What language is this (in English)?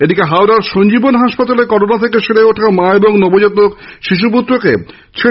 Bangla